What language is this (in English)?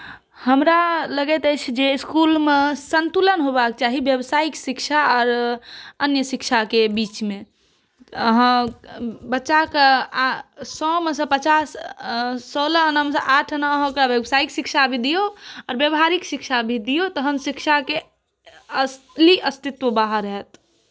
Maithili